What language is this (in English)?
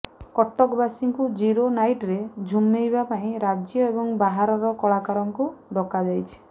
Odia